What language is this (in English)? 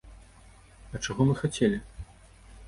Belarusian